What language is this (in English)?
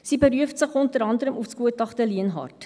Swiss German